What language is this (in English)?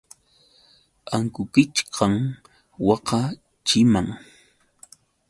Yauyos Quechua